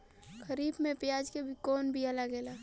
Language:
Bhojpuri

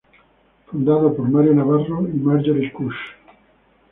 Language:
Spanish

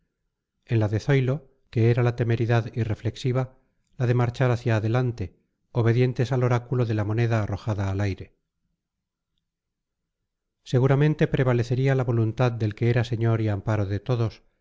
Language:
Spanish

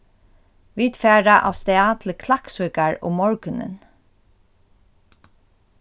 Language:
Faroese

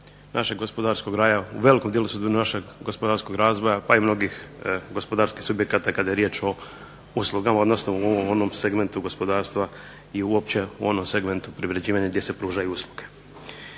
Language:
Croatian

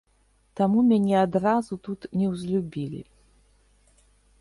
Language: Belarusian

